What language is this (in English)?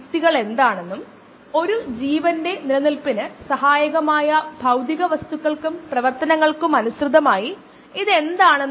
Malayalam